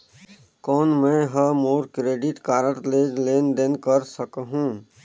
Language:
Chhattisgarhi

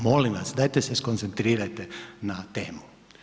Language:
Croatian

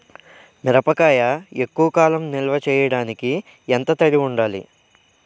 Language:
Telugu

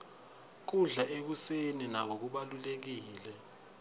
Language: Swati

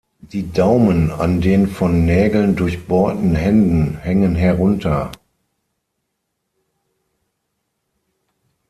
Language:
German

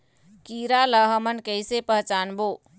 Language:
Chhattisgarhi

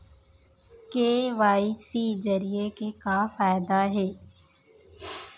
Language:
Chhattisgarhi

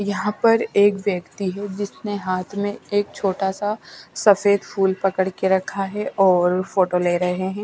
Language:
Hindi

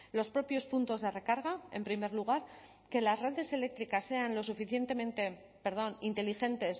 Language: Spanish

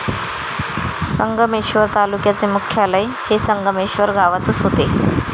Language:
Marathi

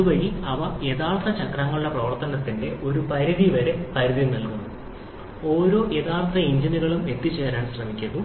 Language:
Malayalam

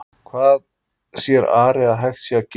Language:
Icelandic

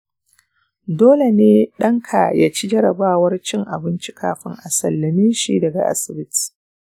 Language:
Hausa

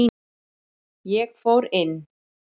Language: Icelandic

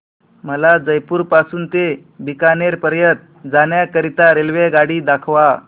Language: Marathi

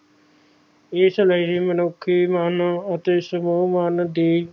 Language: Punjabi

